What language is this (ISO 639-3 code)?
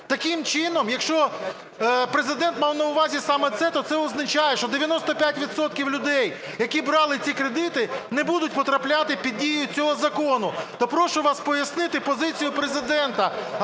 ukr